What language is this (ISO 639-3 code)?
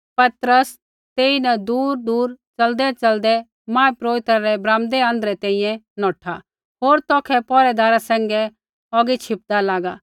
kfx